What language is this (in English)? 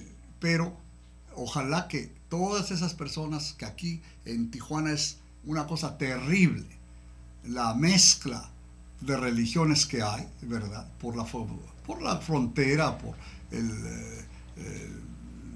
Spanish